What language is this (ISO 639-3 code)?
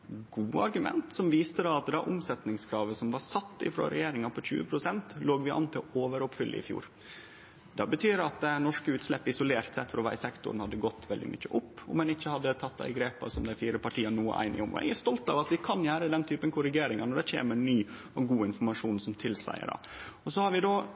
nno